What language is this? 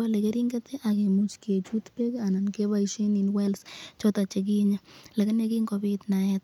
Kalenjin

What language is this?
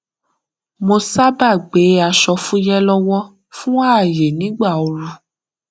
Yoruba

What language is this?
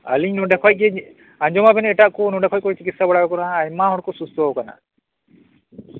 Santali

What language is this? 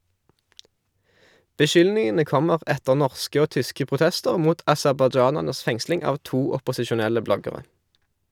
Norwegian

